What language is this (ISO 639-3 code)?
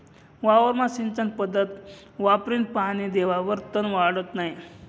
mar